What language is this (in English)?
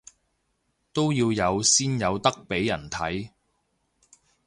Cantonese